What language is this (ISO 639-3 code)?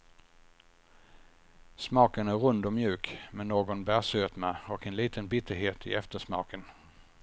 swe